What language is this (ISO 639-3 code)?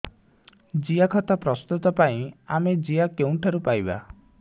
ori